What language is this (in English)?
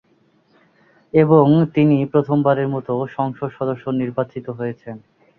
Bangla